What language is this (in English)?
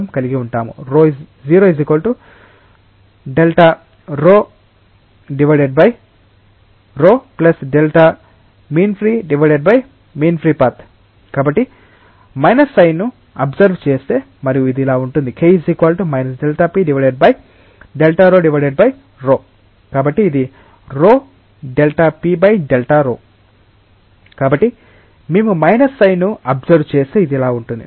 Telugu